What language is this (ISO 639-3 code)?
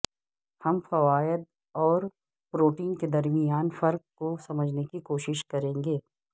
urd